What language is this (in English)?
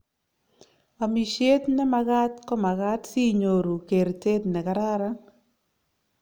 Kalenjin